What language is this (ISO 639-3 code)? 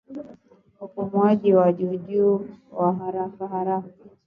swa